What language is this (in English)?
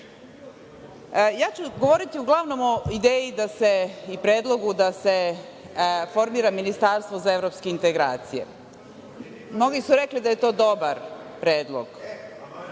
Serbian